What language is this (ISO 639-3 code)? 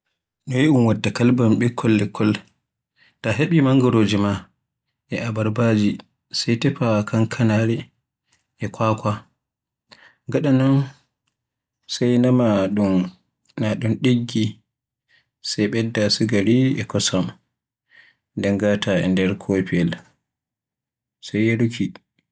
fue